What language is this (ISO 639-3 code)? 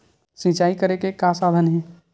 hne